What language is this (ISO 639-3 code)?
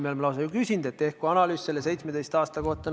est